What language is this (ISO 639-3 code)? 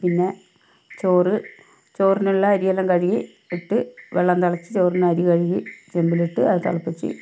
mal